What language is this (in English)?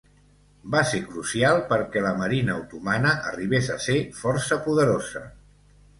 Catalan